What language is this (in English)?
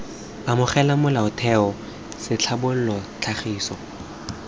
Tswana